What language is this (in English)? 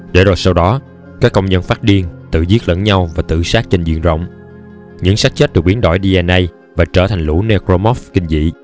Vietnamese